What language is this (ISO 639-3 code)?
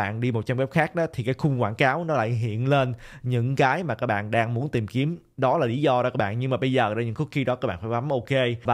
vie